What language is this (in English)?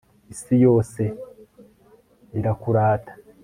Kinyarwanda